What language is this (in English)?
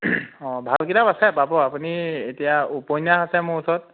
Assamese